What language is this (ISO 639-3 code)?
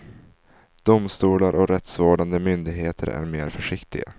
swe